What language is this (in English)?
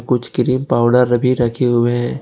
Hindi